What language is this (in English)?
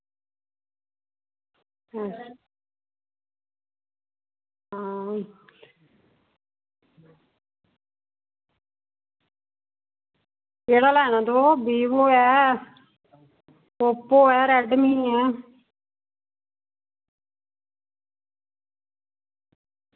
Dogri